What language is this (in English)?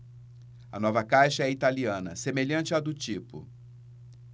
Portuguese